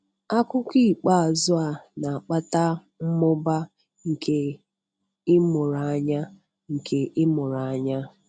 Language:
Igbo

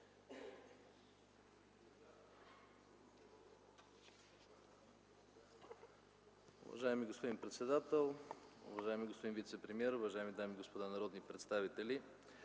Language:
Bulgarian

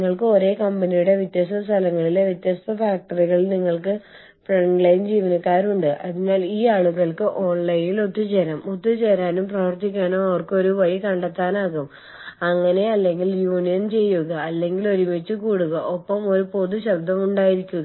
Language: Malayalam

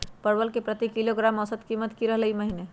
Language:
Magahi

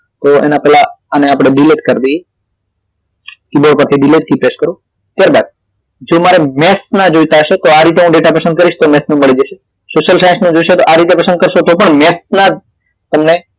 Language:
Gujarati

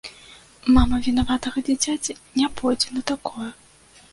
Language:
Belarusian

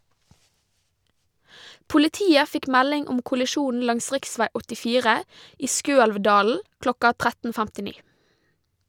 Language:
Norwegian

